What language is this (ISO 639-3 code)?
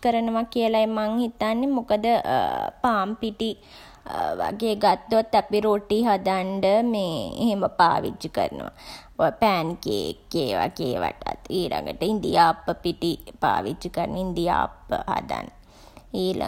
sin